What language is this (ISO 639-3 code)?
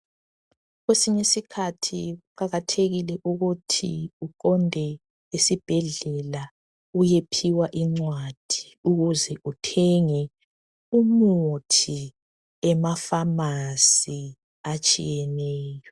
nde